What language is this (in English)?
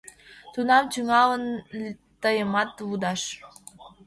Mari